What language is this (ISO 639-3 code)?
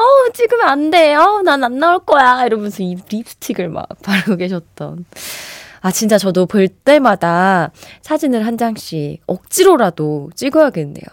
kor